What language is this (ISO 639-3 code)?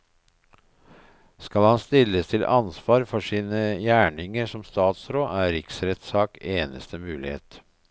nor